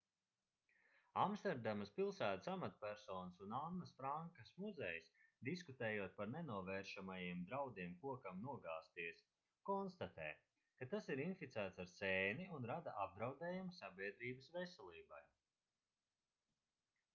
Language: Latvian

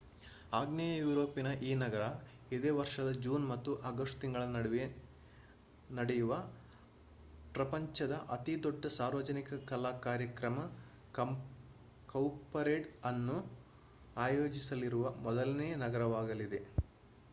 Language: Kannada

